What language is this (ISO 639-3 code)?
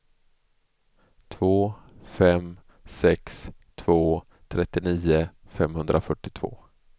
swe